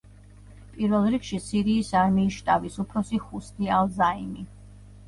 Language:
Georgian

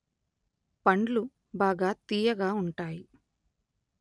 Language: Telugu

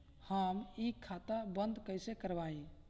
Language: Bhojpuri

